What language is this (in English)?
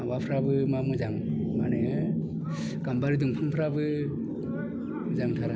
Bodo